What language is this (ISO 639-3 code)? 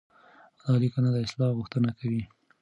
pus